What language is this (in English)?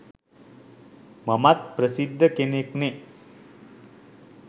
Sinhala